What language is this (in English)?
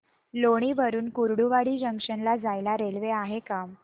Marathi